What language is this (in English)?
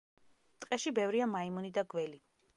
Georgian